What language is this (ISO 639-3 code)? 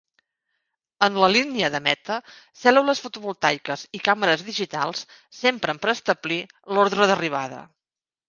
cat